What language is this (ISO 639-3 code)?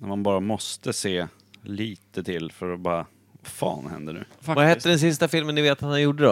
swe